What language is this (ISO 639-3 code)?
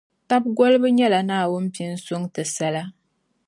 dag